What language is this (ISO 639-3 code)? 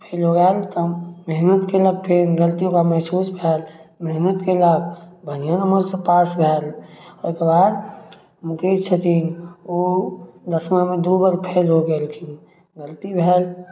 mai